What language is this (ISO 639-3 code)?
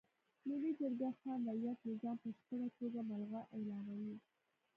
pus